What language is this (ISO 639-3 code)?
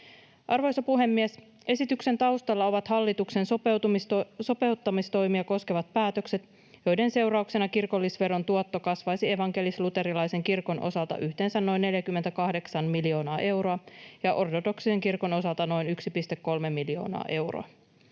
fin